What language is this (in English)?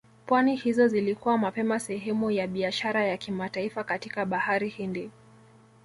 Swahili